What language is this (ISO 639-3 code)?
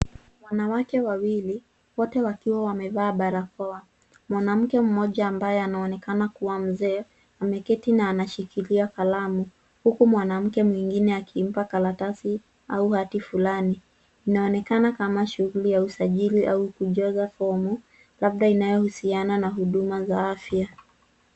swa